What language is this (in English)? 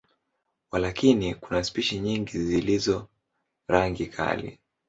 Swahili